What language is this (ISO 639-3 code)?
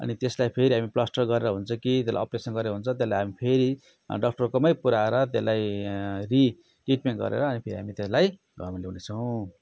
nep